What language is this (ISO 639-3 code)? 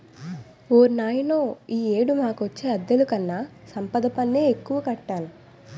tel